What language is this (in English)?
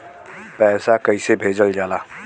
Bhojpuri